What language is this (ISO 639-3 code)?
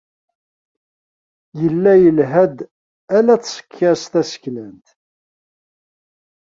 kab